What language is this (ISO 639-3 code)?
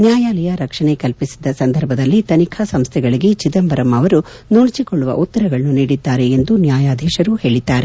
kan